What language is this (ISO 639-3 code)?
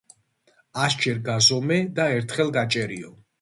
kat